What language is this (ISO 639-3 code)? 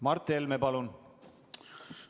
est